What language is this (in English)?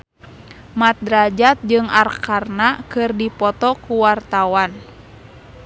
Sundanese